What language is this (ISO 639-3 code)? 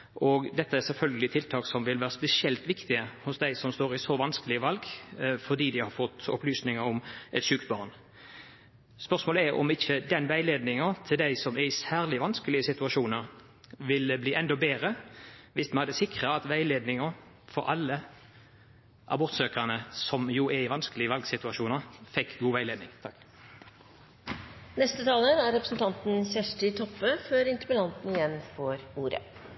nor